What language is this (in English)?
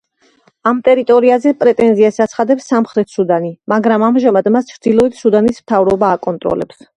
Georgian